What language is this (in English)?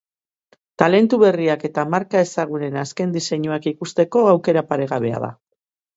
Basque